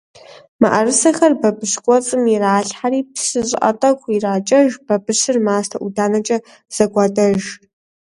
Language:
Kabardian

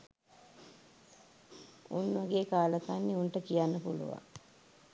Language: Sinhala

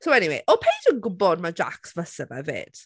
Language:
Welsh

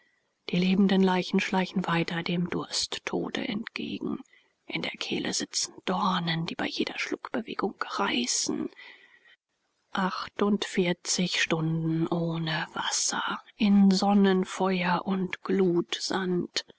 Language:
German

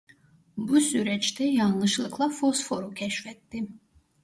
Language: Turkish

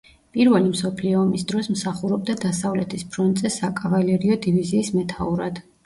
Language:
Georgian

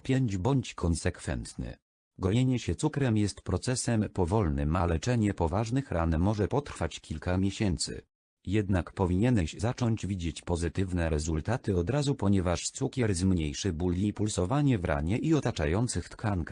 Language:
Polish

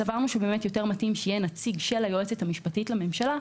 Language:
Hebrew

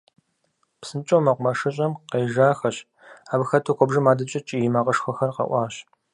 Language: Kabardian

